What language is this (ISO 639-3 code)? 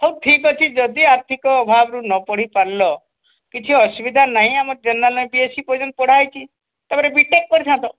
ori